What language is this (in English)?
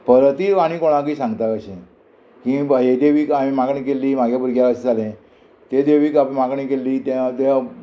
Konkani